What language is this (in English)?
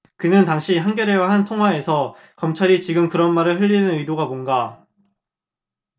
Korean